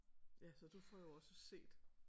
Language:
Danish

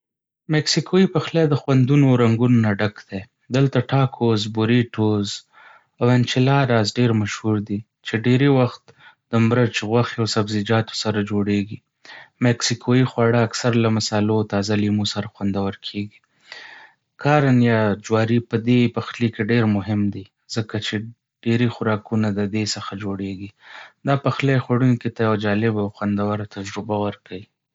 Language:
Pashto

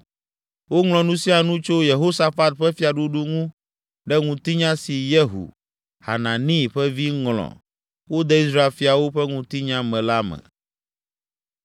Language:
Ewe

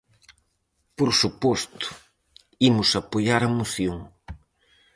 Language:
Galician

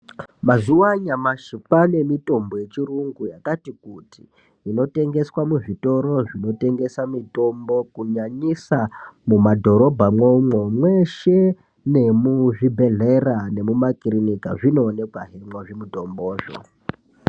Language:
Ndau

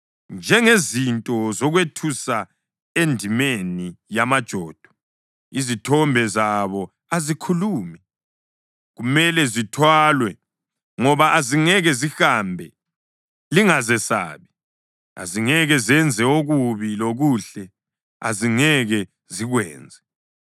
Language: North Ndebele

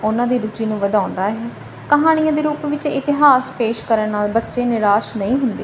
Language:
Punjabi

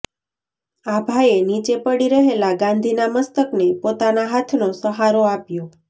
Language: Gujarati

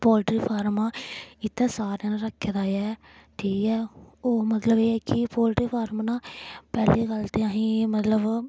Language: Dogri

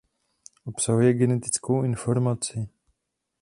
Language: Czech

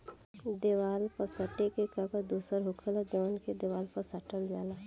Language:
Bhojpuri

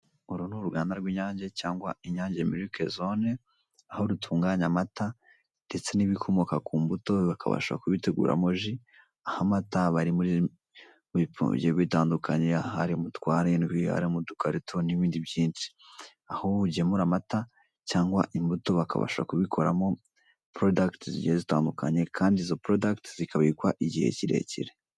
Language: Kinyarwanda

